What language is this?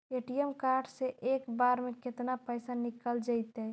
Magahi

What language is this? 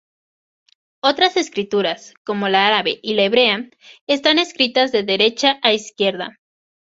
Spanish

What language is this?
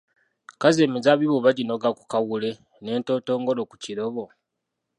Ganda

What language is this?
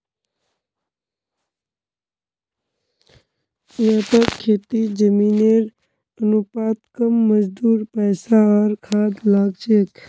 Magahi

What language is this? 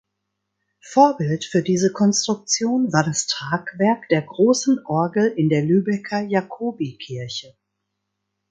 German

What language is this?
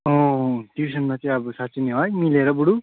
Nepali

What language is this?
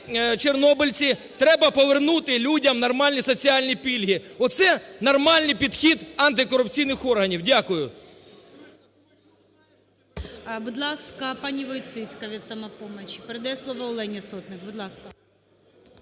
Ukrainian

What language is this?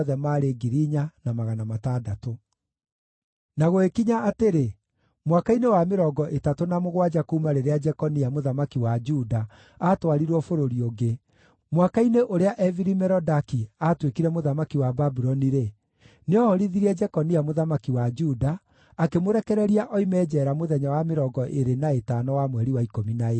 Kikuyu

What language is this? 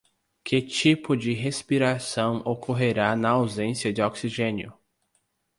Portuguese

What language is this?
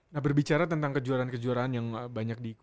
Indonesian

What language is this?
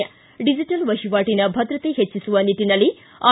Kannada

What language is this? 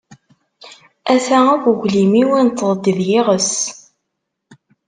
Kabyle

